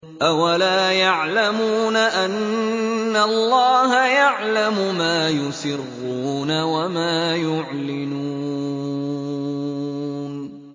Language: Arabic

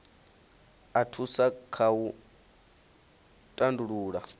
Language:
Venda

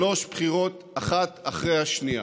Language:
Hebrew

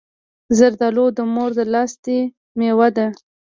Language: Pashto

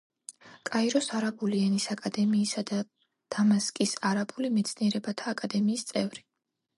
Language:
Georgian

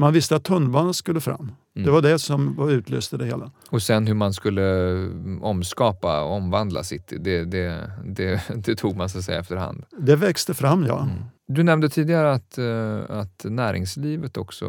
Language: Swedish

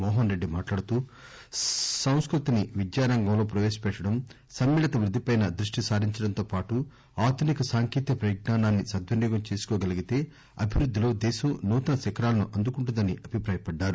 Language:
Telugu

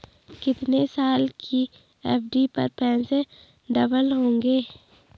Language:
Hindi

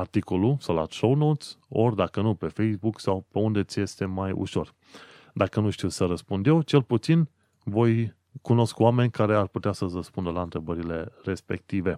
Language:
Romanian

